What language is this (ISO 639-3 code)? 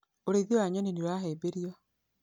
kik